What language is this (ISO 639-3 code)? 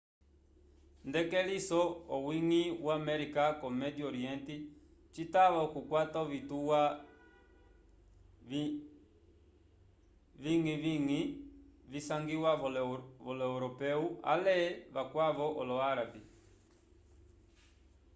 umb